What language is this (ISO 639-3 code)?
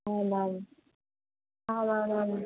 san